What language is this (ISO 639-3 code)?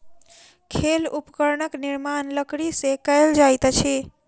mai